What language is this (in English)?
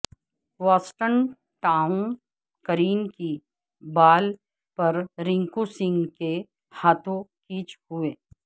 Urdu